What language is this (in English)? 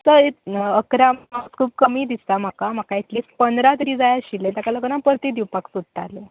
Konkani